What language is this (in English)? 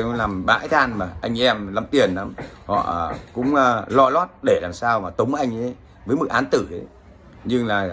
Vietnamese